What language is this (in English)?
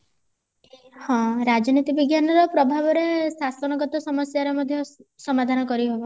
Odia